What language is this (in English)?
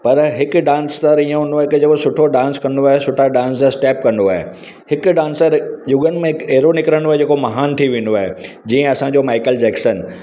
Sindhi